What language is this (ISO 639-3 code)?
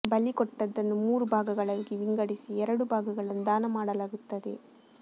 kan